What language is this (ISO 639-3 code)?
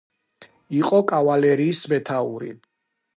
kat